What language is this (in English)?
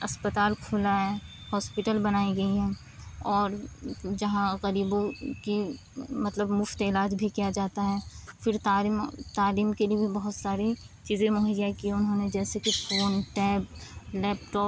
Urdu